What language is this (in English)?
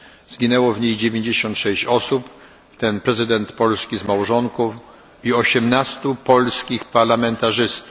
Polish